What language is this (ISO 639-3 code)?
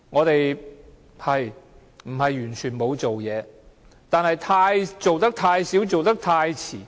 yue